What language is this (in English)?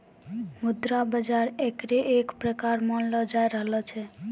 Maithili